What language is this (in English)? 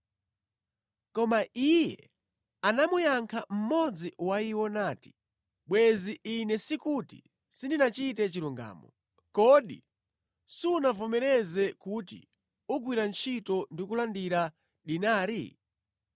Nyanja